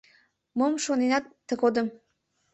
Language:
Mari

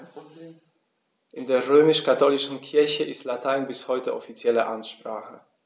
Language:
German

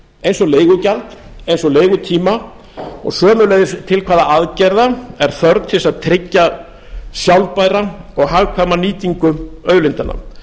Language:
Icelandic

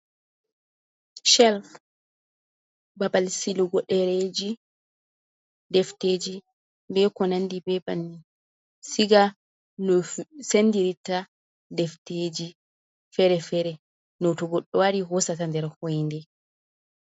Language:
Fula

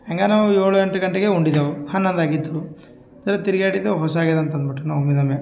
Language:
Kannada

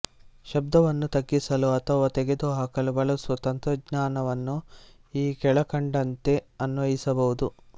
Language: Kannada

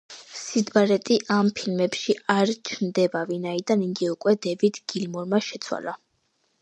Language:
Georgian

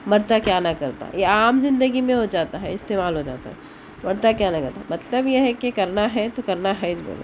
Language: Urdu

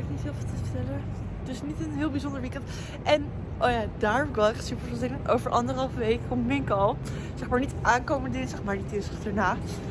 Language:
Dutch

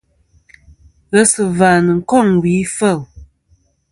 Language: Kom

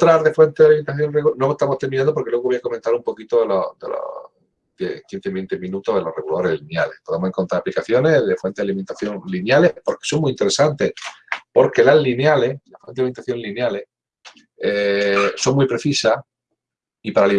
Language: Spanish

